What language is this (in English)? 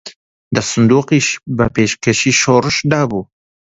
Central Kurdish